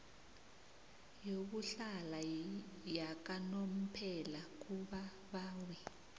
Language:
South Ndebele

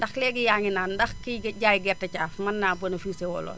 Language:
Wolof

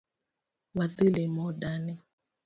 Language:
Luo (Kenya and Tanzania)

